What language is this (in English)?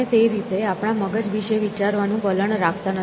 Gujarati